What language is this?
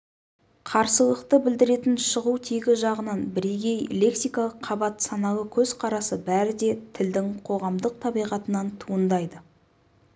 Kazakh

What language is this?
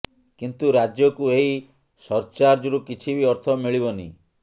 Odia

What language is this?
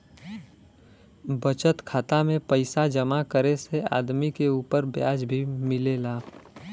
Bhojpuri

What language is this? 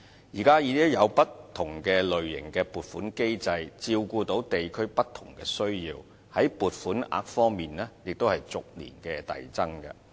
Cantonese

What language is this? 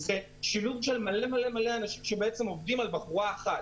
Hebrew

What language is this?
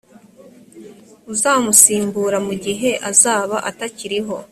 Kinyarwanda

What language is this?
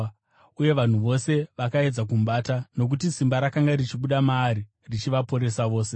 Shona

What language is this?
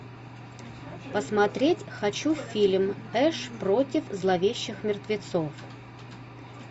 Russian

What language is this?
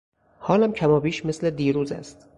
Persian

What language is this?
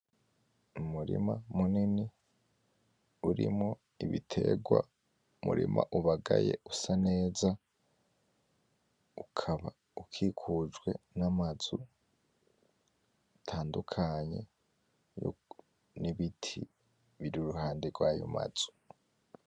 Rundi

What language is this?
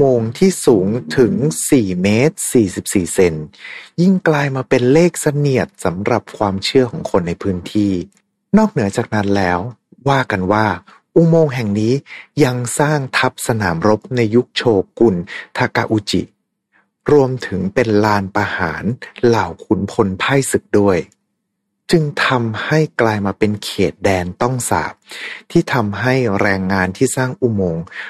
Thai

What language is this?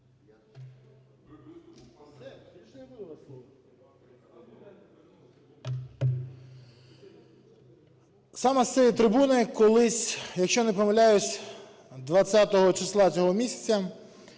Ukrainian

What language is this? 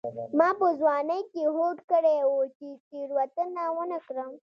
Pashto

